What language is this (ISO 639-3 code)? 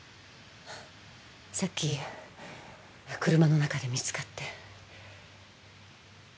jpn